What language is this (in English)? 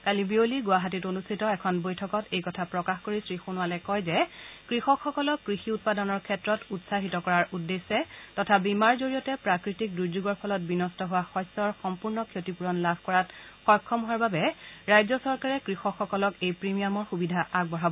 Assamese